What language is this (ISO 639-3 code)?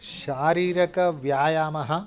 san